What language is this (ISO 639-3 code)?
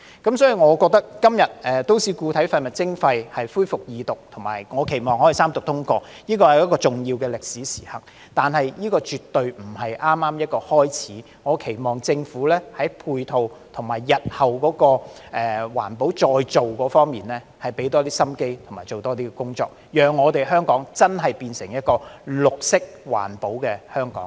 yue